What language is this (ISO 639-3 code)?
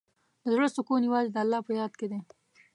pus